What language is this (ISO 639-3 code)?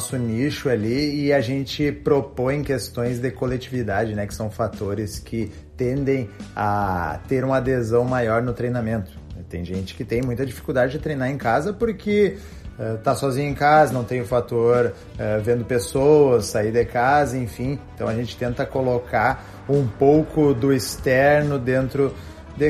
por